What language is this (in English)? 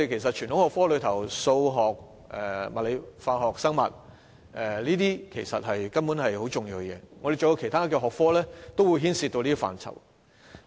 Cantonese